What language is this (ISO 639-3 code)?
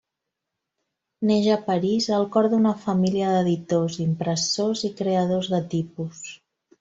cat